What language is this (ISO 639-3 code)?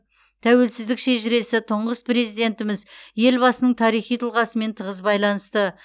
kaz